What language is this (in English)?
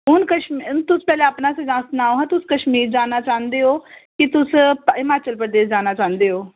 Dogri